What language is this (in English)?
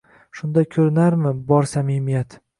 Uzbek